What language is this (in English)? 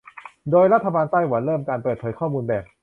Thai